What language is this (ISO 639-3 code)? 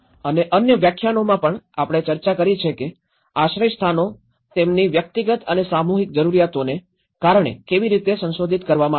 guj